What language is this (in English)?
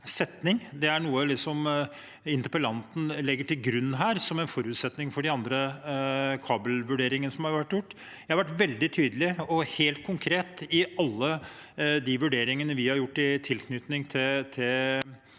Norwegian